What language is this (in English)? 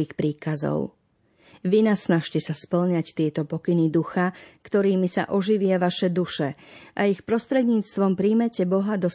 Slovak